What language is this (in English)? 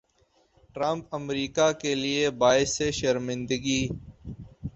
Urdu